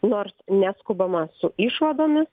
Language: Lithuanian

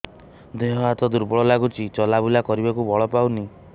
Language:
Odia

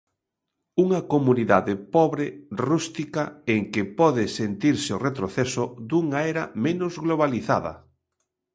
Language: Galician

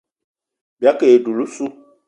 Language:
Eton (Cameroon)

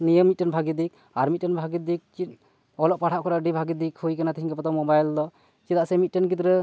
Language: Santali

